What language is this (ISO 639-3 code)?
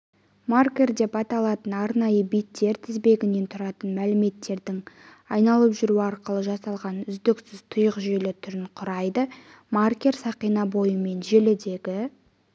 kaz